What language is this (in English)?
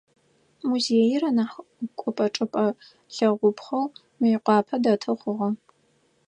Adyghe